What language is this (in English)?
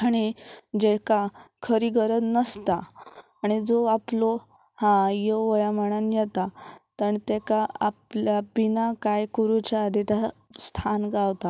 Konkani